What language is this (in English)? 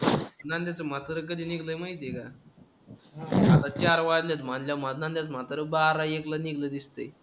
Marathi